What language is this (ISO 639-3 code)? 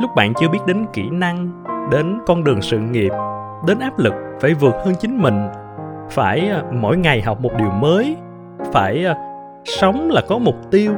vie